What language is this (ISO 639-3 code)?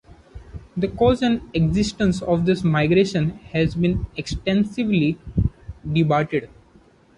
eng